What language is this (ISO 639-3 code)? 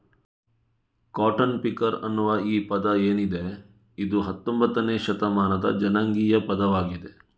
kan